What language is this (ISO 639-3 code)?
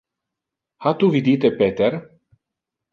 ina